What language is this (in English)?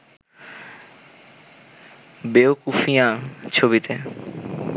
Bangla